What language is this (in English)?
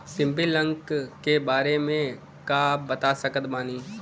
Bhojpuri